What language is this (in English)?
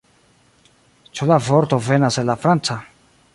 Esperanto